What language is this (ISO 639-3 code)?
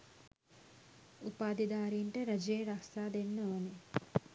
sin